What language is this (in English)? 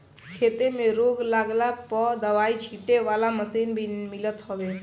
Bhojpuri